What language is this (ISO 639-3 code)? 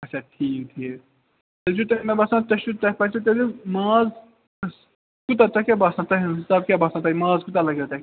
kas